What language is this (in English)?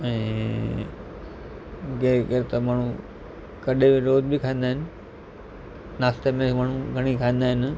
Sindhi